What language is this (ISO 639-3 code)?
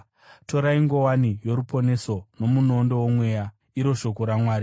sna